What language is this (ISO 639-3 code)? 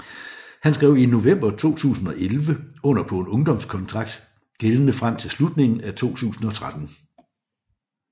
dan